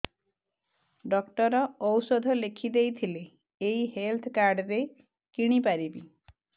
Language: Odia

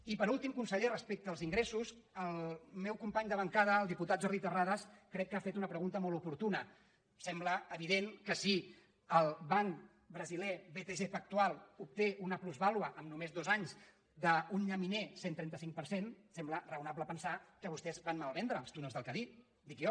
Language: Catalan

